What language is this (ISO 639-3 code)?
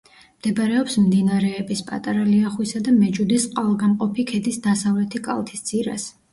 kat